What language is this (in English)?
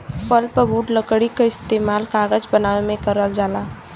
Bhojpuri